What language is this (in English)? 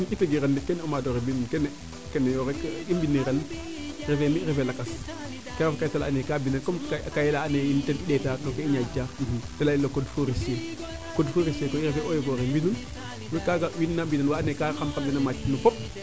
Serer